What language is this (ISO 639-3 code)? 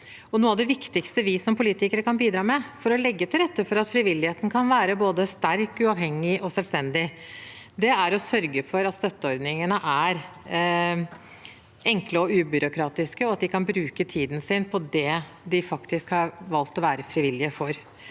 nor